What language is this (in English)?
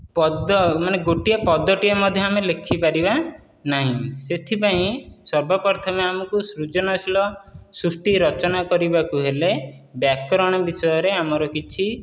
Odia